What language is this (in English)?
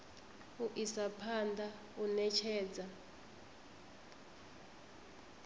Venda